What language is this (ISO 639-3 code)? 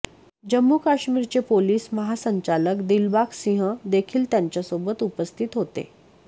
mar